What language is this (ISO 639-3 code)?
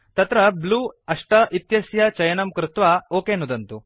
san